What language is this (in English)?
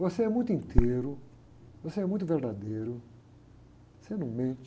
Portuguese